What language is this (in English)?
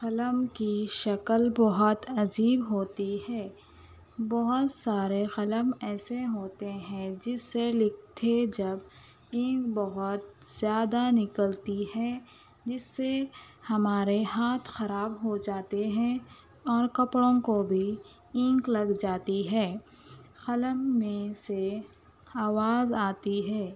Urdu